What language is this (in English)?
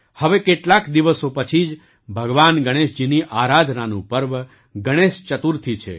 Gujarati